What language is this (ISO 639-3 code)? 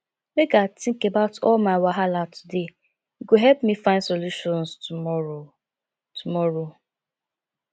pcm